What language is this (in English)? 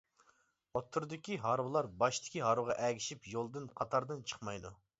Uyghur